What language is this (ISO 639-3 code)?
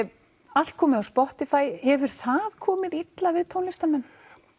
isl